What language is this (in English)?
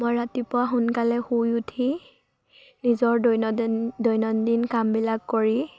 Assamese